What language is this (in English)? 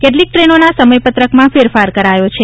Gujarati